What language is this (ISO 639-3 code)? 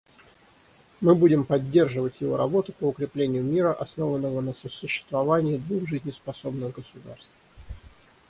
rus